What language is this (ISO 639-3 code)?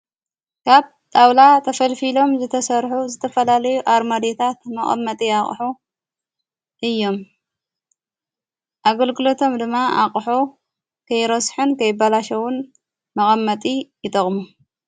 tir